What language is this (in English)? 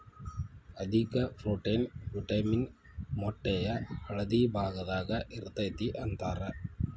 Kannada